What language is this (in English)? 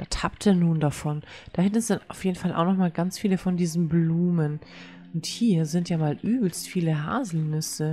German